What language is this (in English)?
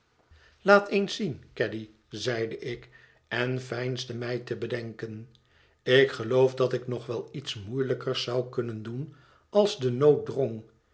Dutch